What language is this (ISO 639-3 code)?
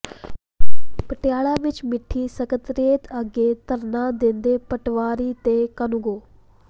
pan